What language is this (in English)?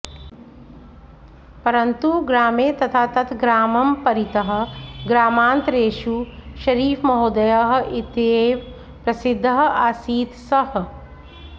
Sanskrit